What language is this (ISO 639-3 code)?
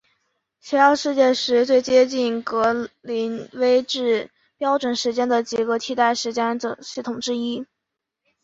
zho